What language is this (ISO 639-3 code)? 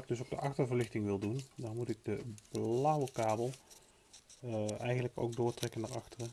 nld